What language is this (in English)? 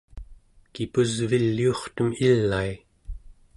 Central Yupik